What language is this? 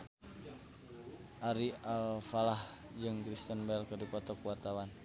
Sundanese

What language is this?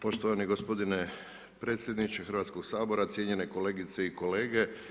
Croatian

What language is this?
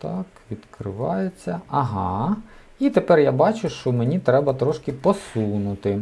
Ukrainian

